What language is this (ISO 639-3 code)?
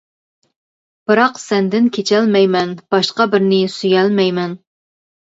uig